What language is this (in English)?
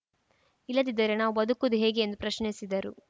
Kannada